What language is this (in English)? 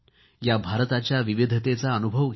Marathi